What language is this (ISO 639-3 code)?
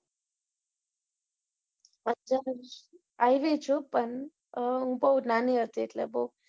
guj